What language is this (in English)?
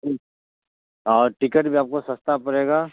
Urdu